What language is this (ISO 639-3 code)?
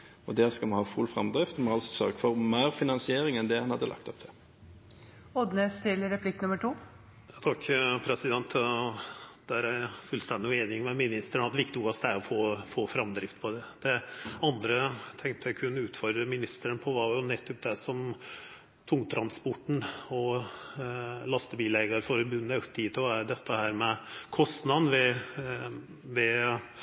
nor